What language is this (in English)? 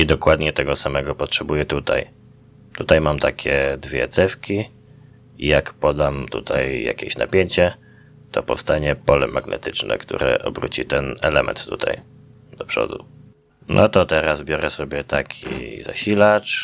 Polish